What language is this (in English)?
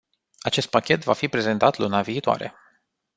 Romanian